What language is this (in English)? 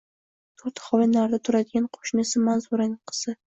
Uzbek